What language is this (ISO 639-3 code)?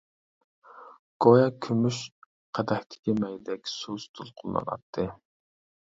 uig